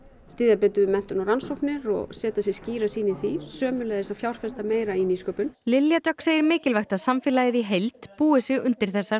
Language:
Icelandic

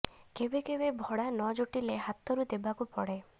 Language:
Odia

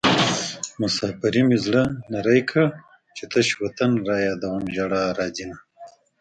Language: Pashto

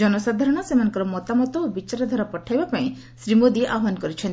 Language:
Odia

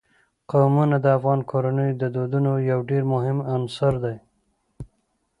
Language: Pashto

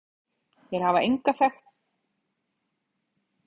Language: Icelandic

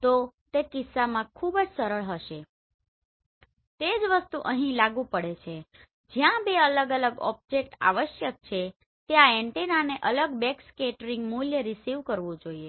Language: Gujarati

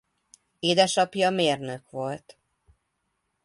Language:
Hungarian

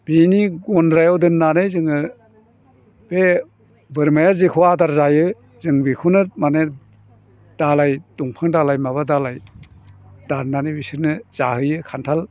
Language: Bodo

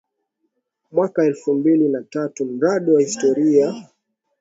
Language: Swahili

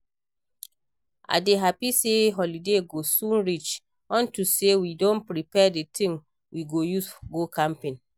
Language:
Nigerian Pidgin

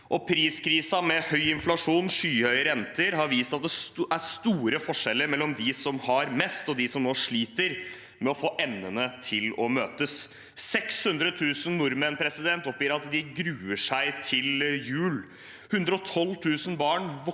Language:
Norwegian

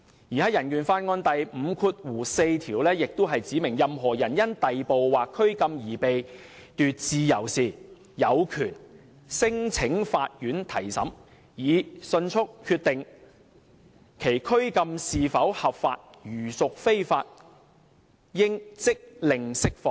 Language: Cantonese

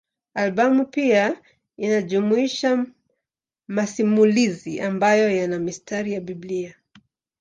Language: Swahili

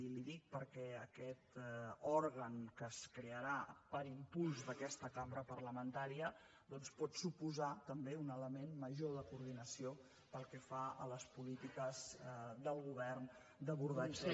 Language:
Catalan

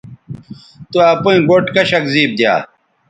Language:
Bateri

